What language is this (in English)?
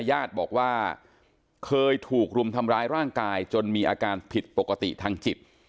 Thai